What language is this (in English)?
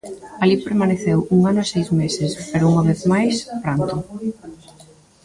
Galician